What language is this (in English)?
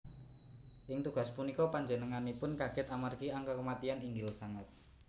Javanese